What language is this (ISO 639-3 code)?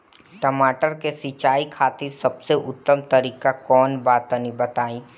bho